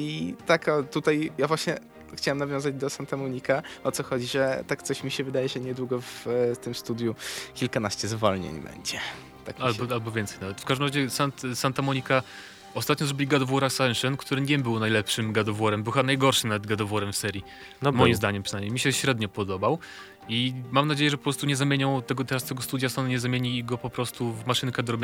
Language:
Polish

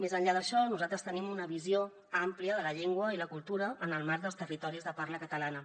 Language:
Catalan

